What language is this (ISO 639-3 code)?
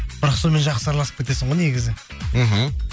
kaz